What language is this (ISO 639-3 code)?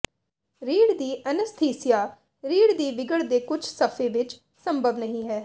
pan